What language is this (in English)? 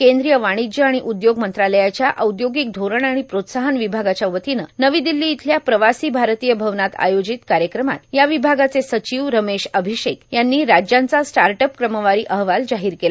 Marathi